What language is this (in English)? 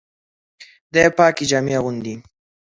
Pashto